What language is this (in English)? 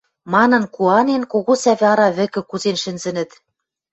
Western Mari